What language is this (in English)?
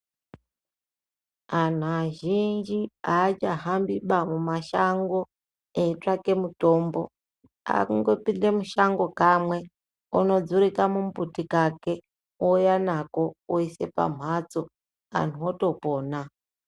Ndau